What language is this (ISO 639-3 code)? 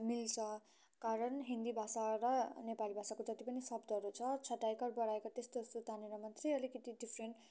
nep